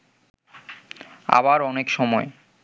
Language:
Bangla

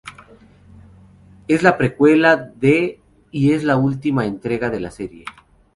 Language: Spanish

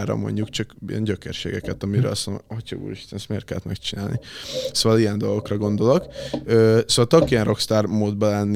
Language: Hungarian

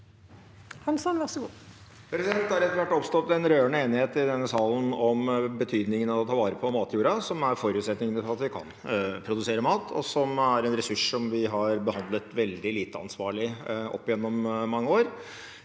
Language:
Norwegian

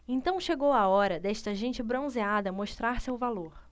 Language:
Portuguese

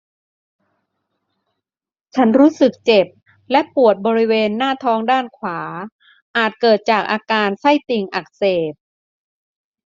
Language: Thai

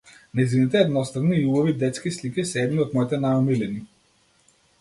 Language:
Macedonian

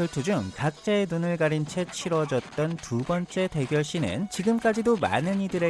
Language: Korean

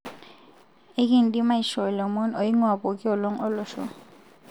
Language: Masai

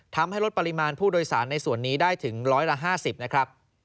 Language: Thai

